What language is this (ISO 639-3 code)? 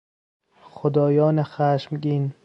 fas